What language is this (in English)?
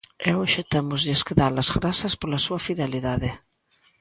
Galician